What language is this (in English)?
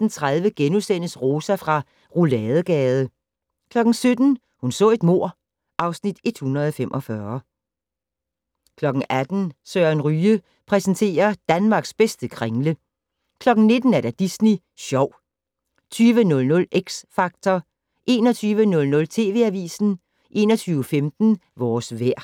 Danish